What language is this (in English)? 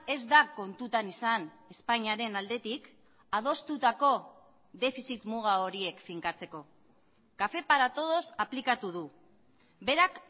Basque